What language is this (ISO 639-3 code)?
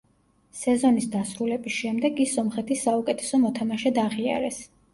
kat